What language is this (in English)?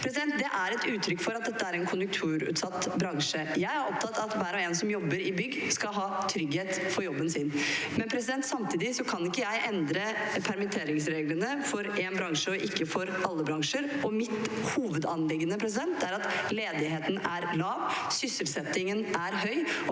Norwegian